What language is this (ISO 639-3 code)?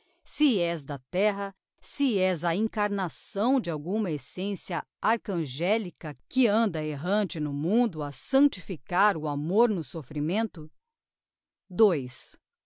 por